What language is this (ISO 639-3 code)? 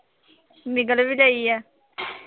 pan